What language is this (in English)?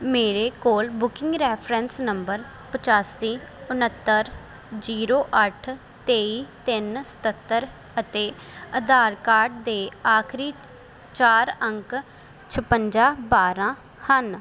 Punjabi